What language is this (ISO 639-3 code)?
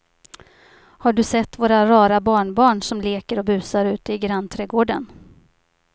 swe